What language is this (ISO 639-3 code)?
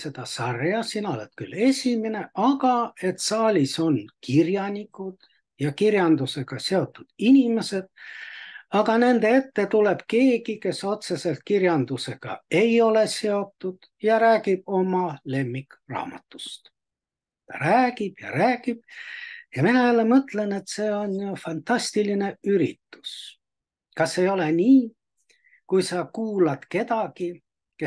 fin